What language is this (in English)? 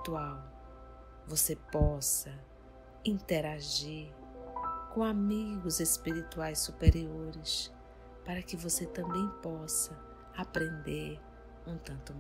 Portuguese